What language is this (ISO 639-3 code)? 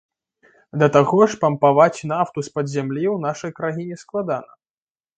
bel